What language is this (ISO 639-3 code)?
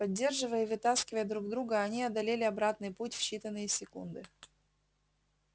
rus